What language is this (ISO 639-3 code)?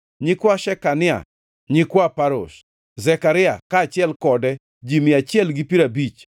luo